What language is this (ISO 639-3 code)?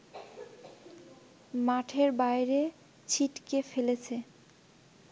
ben